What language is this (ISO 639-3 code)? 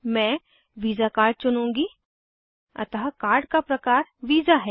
hin